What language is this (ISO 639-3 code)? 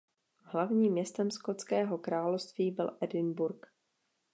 ces